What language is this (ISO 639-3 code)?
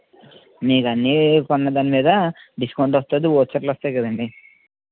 tel